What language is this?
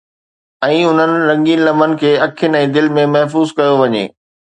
Sindhi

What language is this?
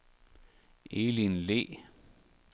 Danish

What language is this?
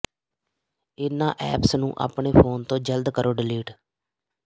Punjabi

